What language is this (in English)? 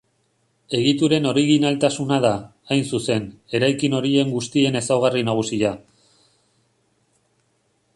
Basque